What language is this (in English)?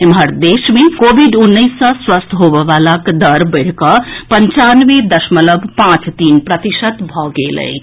Maithili